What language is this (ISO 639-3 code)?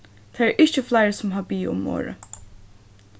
fao